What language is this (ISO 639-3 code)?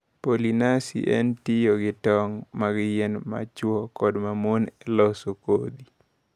luo